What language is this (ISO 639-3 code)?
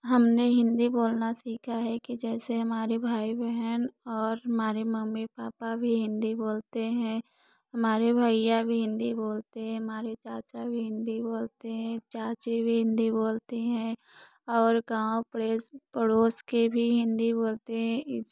hin